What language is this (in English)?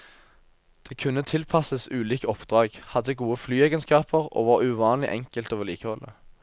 Norwegian